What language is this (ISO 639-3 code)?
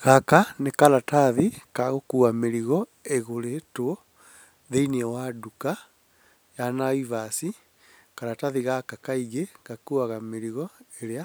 kik